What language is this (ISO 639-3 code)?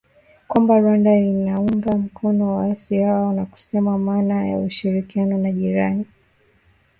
swa